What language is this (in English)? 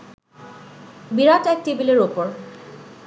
Bangla